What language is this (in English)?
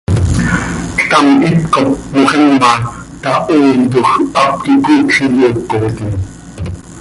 Seri